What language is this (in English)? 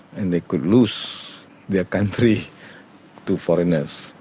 English